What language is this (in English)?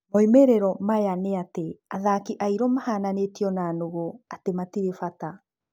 Kikuyu